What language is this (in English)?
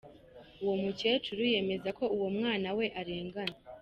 Kinyarwanda